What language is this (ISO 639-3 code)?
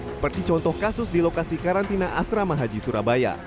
ind